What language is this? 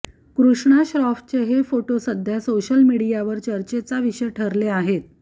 Marathi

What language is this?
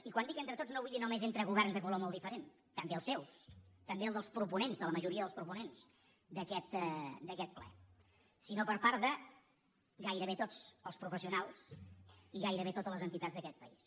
Catalan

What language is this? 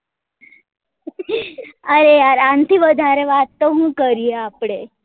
Gujarati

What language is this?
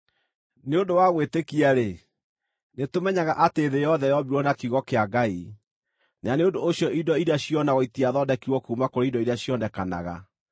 Kikuyu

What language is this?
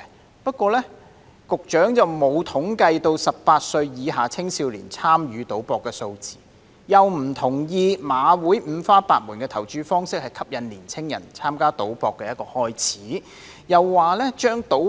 Cantonese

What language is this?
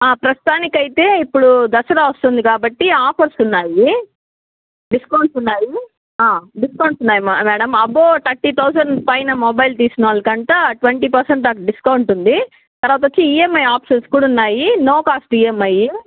Telugu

